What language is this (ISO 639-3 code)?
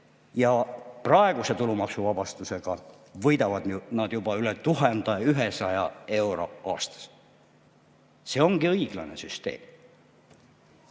est